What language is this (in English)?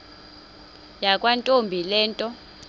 Xhosa